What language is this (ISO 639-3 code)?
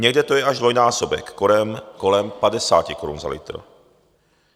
ces